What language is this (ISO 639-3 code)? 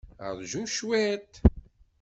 kab